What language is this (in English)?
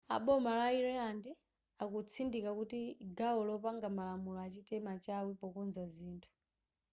Nyanja